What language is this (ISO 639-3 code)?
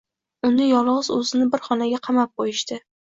uzb